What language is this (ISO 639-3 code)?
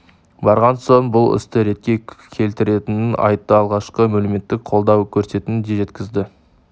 kaz